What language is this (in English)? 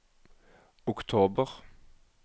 Norwegian